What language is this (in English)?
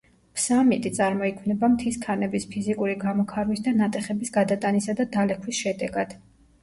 Georgian